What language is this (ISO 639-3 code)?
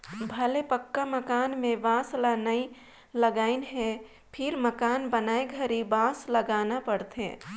hne